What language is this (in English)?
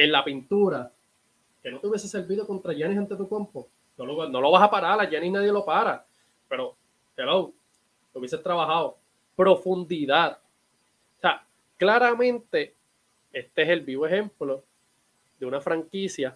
Spanish